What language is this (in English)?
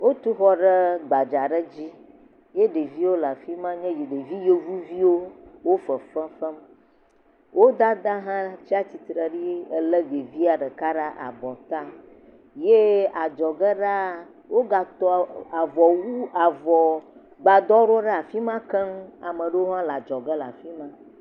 Ewe